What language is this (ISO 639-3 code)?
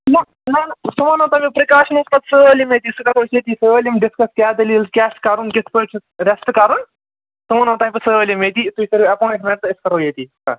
kas